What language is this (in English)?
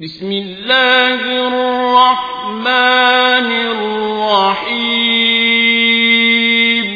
Arabic